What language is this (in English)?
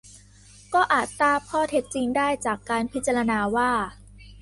Thai